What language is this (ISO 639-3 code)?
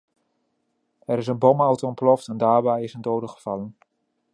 nld